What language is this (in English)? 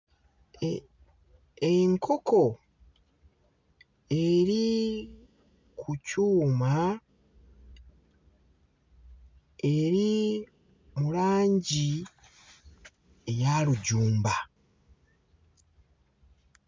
Ganda